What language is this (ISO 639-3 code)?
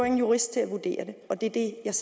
dan